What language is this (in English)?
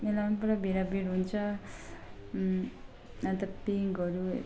Nepali